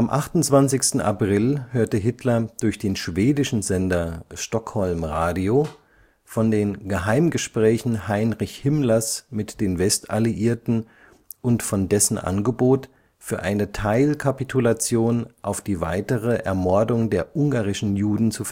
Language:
German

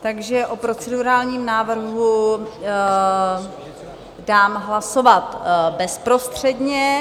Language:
Czech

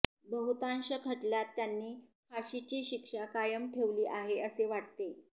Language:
Marathi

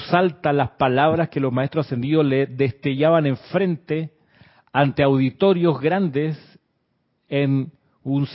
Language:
Spanish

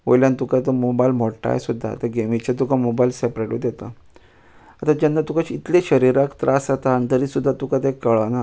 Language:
Konkani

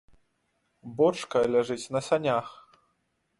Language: Belarusian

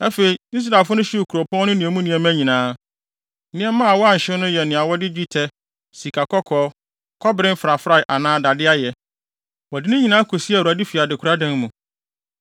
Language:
Akan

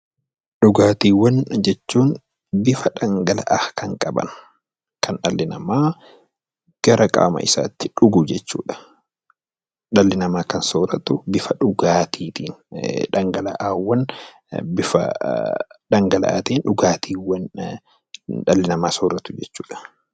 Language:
Oromo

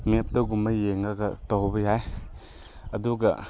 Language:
Manipuri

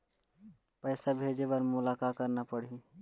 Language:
Chhattisgarhi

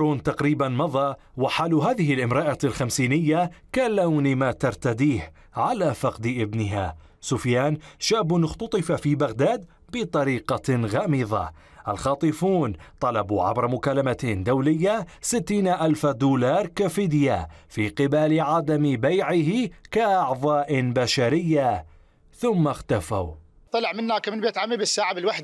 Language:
Arabic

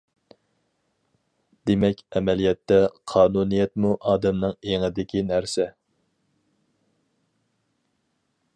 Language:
Uyghur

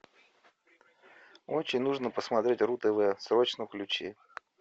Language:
Russian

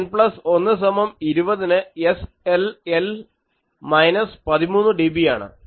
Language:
Malayalam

